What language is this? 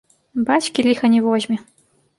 Belarusian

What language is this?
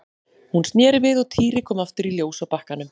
Icelandic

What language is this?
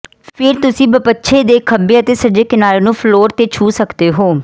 Punjabi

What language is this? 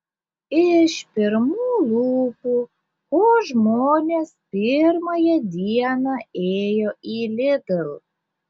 Lithuanian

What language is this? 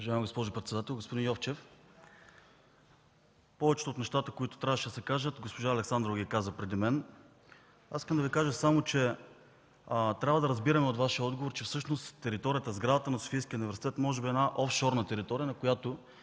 Bulgarian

